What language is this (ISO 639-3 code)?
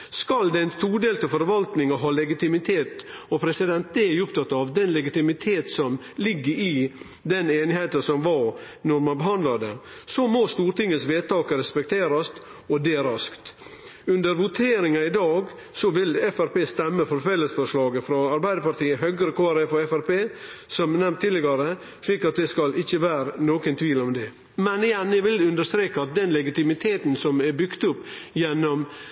nno